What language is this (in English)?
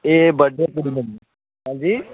Dogri